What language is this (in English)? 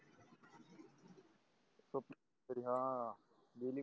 Marathi